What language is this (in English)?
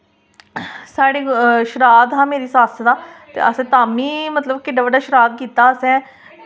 Dogri